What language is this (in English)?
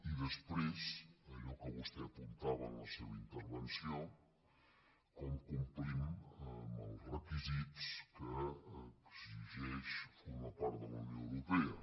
Catalan